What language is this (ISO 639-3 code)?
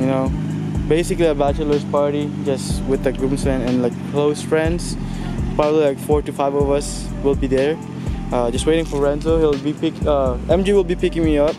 eng